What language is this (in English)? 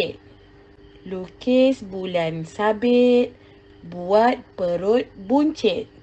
Malay